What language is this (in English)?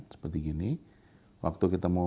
Indonesian